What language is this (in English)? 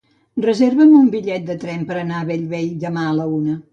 Catalan